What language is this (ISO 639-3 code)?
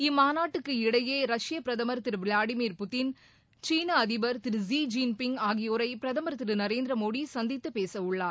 tam